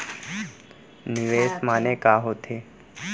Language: Chhattisgarhi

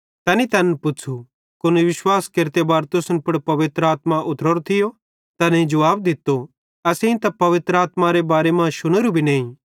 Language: Bhadrawahi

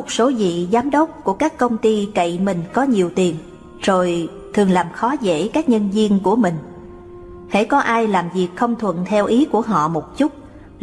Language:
Vietnamese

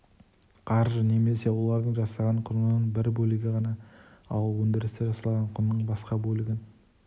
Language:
Kazakh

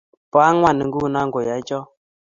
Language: Kalenjin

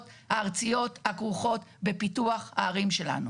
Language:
Hebrew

